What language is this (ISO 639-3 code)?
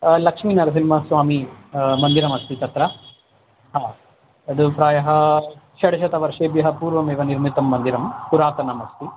san